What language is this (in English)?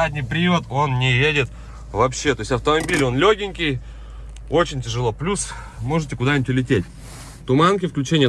Russian